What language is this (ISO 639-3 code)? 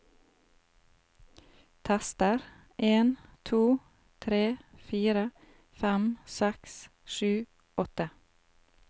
nor